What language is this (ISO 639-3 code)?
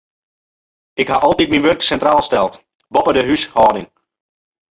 fry